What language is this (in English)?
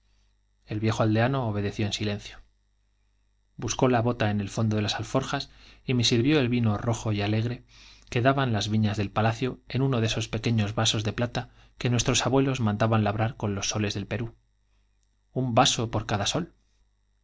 Spanish